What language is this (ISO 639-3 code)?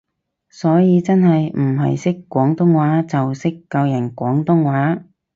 yue